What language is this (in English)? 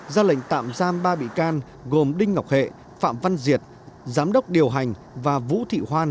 Vietnamese